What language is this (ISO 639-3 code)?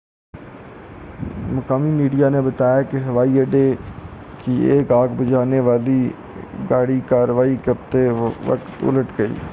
urd